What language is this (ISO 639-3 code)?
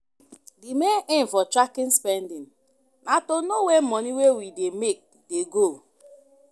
pcm